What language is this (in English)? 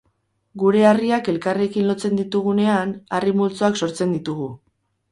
Basque